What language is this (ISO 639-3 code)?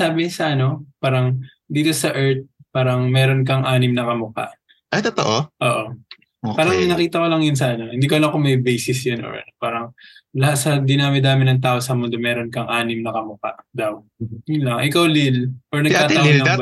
fil